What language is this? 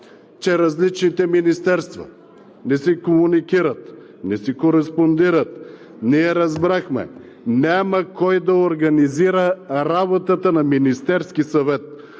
Bulgarian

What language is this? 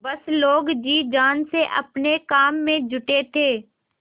Hindi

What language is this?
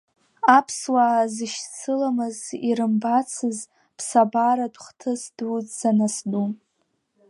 Abkhazian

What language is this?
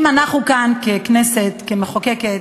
Hebrew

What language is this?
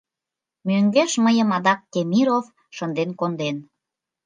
Mari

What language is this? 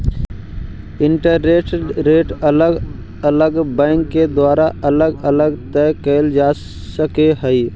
Magahi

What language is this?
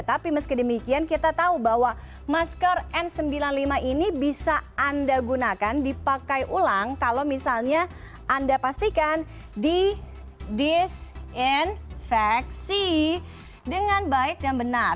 Indonesian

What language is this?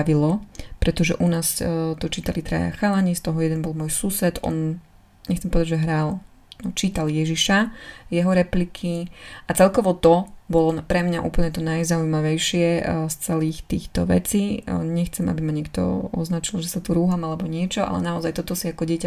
Slovak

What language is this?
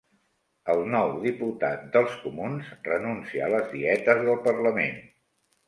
Catalan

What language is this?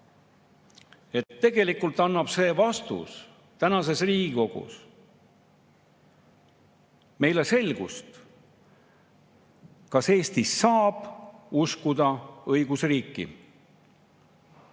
Estonian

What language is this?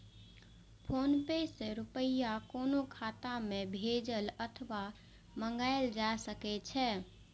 Maithili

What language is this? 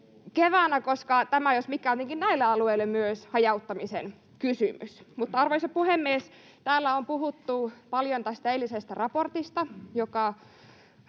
Finnish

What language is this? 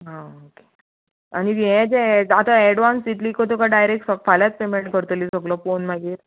Konkani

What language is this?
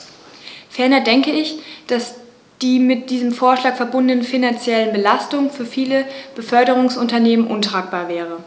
German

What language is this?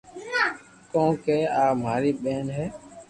Loarki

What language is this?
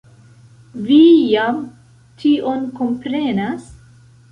Esperanto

